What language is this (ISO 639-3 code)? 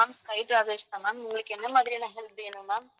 tam